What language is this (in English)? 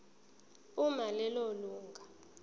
Zulu